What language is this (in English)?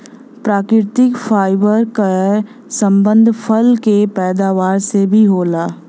Bhojpuri